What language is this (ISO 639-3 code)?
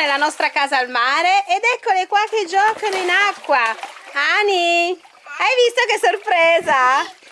ita